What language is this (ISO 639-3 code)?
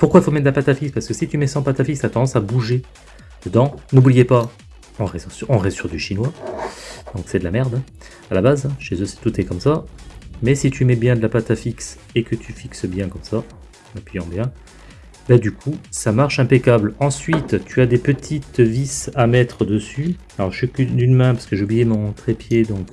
fra